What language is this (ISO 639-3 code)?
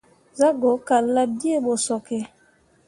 mua